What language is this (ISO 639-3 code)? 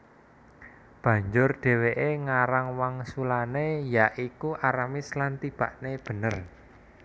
jav